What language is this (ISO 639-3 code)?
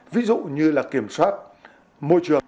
vie